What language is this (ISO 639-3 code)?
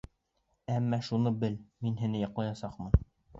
bak